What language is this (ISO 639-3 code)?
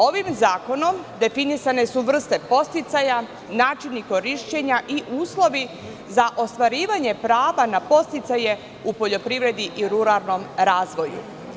srp